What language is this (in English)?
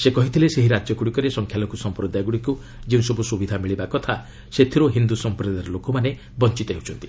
Odia